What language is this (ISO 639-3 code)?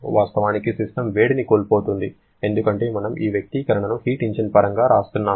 tel